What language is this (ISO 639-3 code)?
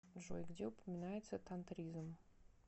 rus